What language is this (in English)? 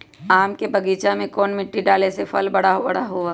Magahi